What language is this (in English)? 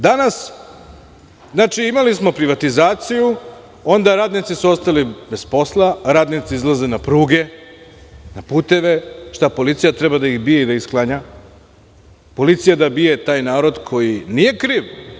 Serbian